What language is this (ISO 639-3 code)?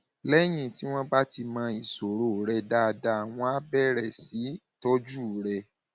yor